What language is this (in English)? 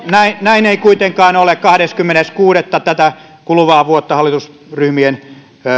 Finnish